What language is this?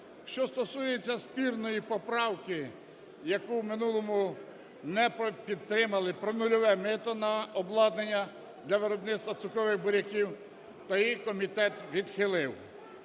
Ukrainian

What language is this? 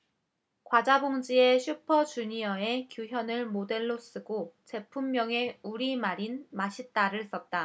Korean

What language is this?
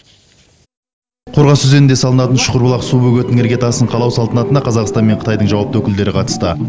Kazakh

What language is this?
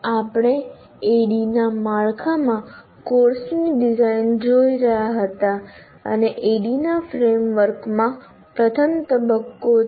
Gujarati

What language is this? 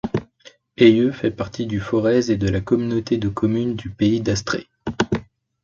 French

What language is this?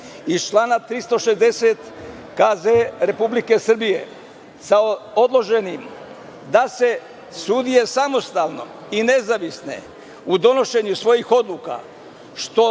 Serbian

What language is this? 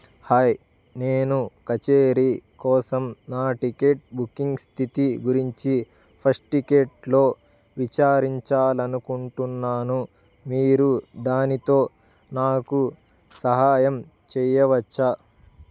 Telugu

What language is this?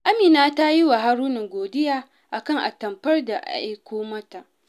Hausa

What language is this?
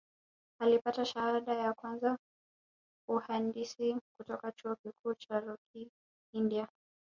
Swahili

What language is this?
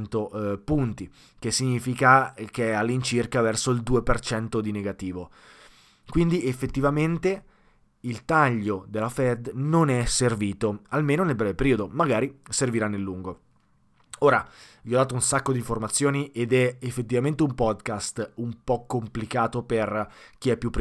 Italian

